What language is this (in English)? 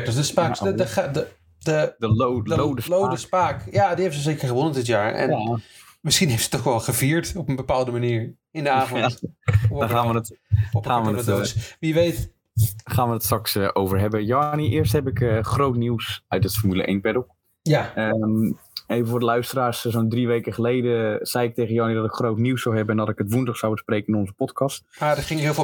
Dutch